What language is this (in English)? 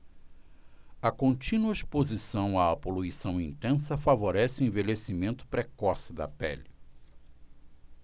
Portuguese